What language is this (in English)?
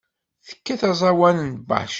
Kabyle